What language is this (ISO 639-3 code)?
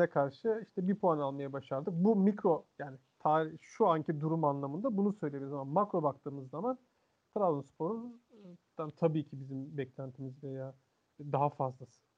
tur